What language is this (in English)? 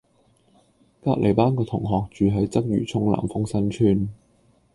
Cantonese